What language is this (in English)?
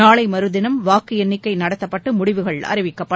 Tamil